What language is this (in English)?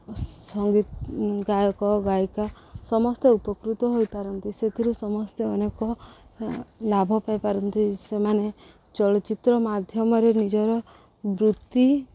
Odia